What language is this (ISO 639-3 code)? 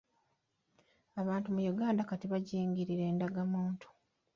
lug